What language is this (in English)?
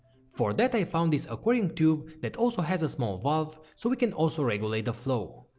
English